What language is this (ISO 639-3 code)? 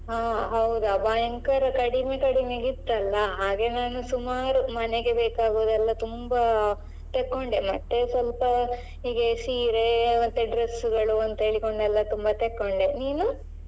kan